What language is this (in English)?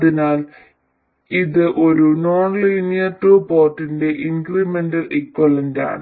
Malayalam